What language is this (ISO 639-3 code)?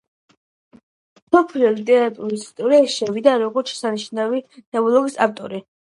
kat